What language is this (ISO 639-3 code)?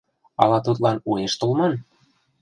chm